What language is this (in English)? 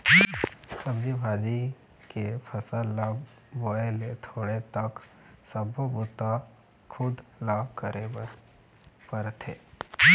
Chhattisgarhi